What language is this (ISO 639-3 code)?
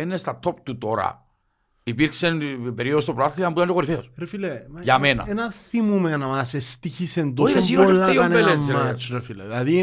ell